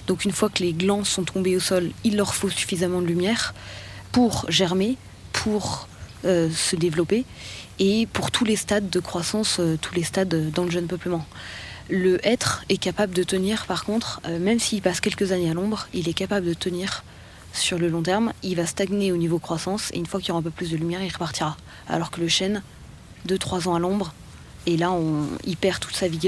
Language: French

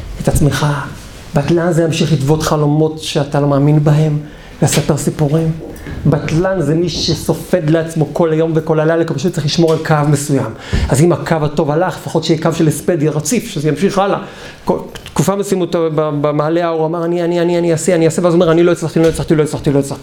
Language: Hebrew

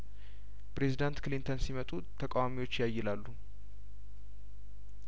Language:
Amharic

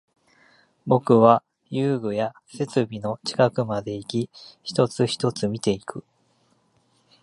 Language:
Japanese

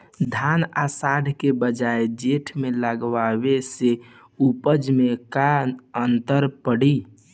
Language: Bhojpuri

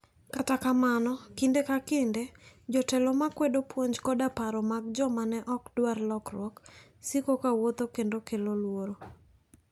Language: Luo (Kenya and Tanzania)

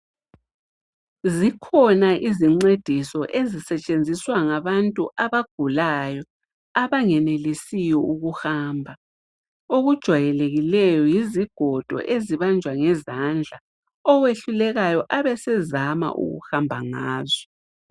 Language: North Ndebele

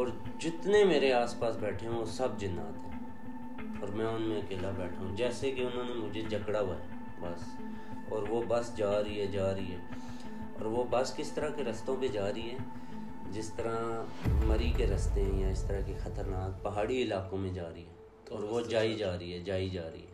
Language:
Urdu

